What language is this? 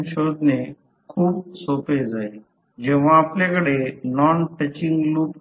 Marathi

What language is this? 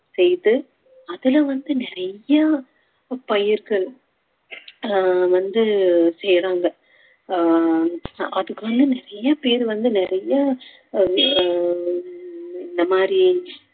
Tamil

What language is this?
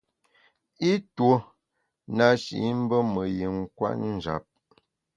Bamun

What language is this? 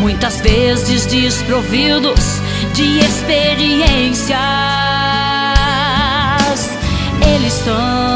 Portuguese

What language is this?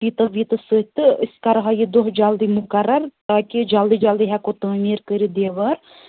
Kashmiri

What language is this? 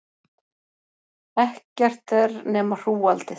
Icelandic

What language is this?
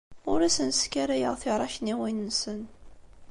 Kabyle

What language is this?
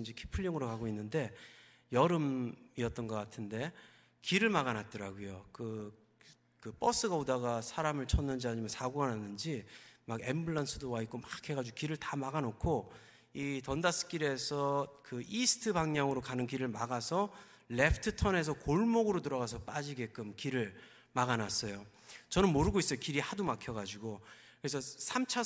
Korean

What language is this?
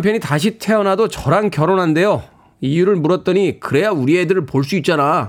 Korean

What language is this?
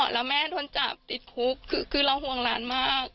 Thai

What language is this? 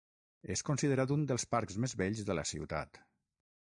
Catalan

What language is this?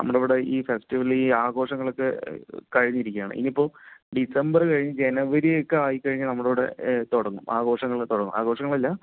Malayalam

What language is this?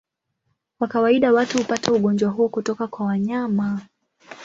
Swahili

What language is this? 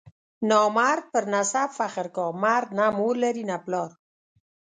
Pashto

